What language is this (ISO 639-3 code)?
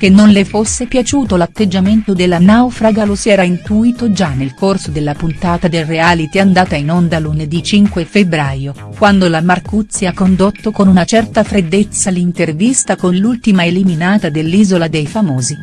ita